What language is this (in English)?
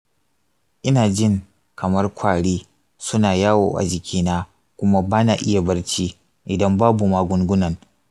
Hausa